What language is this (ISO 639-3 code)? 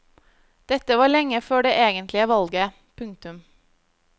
nor